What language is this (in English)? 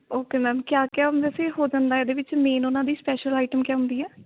Punjabi